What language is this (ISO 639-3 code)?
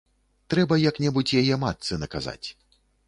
bel